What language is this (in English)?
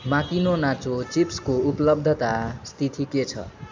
Nepali